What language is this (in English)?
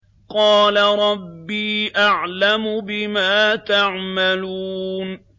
Arabic